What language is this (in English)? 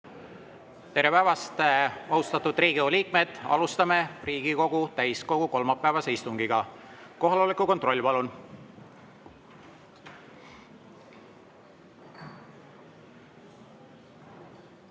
Estonian